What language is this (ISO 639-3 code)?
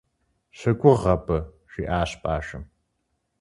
kbd